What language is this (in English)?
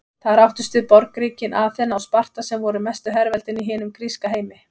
Icelandic